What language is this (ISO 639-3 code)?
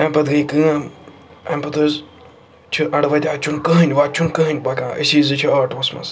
kas